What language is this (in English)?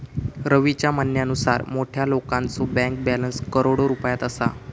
Marathi